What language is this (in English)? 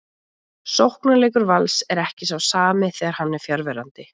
Icelandic